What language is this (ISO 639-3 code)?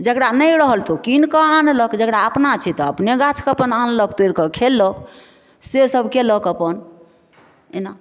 mai